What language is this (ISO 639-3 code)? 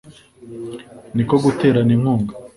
kin